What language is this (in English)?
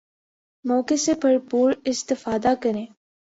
Urdu